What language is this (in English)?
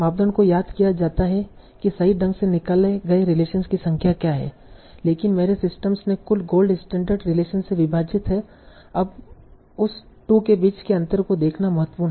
Hindi